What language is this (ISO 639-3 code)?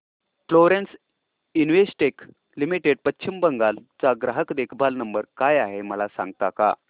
mar